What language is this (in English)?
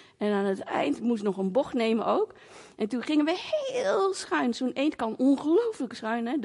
Dutch